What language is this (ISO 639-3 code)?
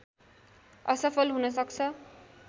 nep